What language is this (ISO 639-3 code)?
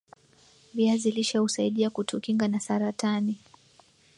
swa